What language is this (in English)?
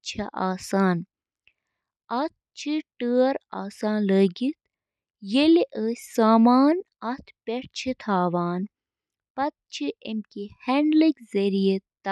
Kashmiri